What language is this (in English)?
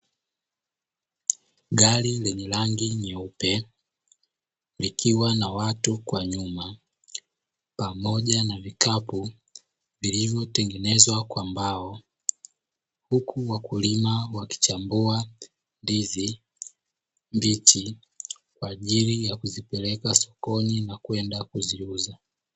Swahili